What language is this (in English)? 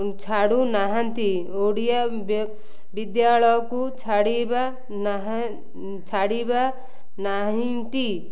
Odia